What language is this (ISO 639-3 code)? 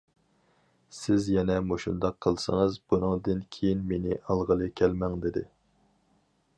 uig